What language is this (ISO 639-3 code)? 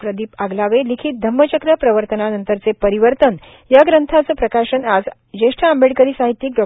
mar